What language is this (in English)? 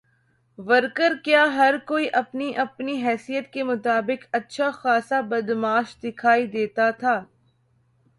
Urdu